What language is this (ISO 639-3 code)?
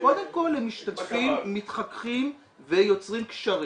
heb